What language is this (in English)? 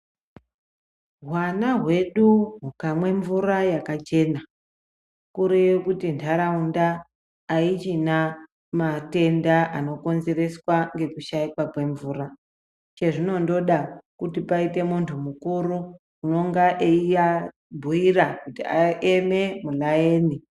Ndau